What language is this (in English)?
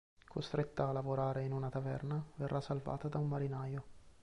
Italian